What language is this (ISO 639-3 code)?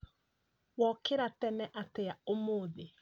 kik